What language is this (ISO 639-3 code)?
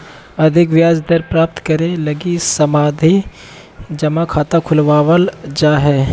mag